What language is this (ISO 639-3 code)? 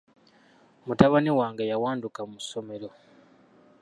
lug